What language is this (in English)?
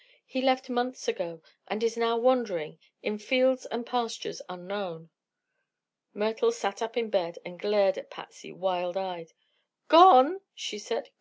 English